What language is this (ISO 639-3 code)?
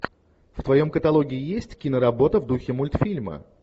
rus